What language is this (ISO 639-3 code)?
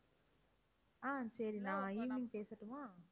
tam